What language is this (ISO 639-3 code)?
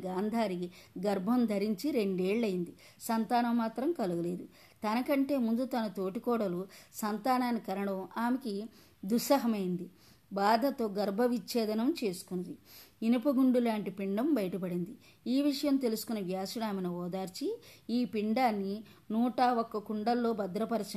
tel